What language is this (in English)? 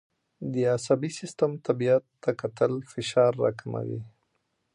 Pashto